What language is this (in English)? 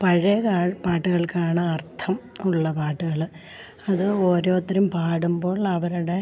Malayalam